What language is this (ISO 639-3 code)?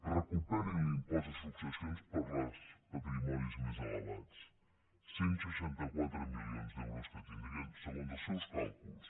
cat